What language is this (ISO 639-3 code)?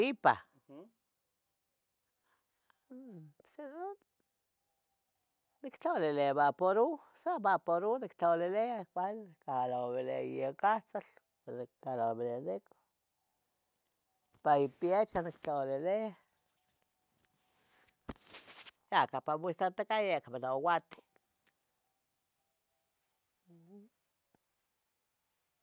nhg